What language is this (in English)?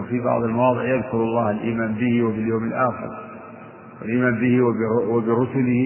Arabic